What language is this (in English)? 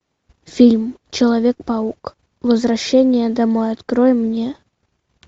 Russian